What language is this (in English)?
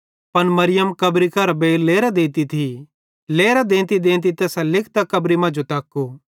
Bhadrawahi